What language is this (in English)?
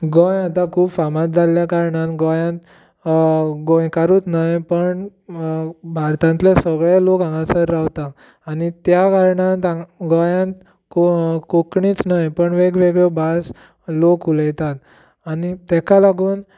Konkani